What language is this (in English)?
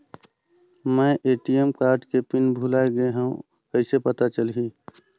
Chhattisgarhi